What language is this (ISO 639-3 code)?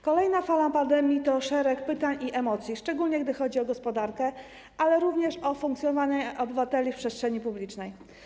pol